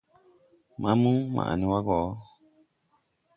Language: Tupuri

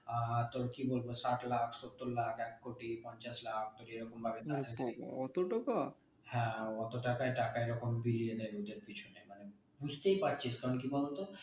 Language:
Bangla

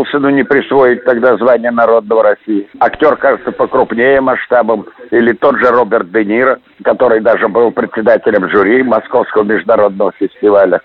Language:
Russian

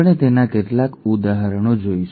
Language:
Gujarati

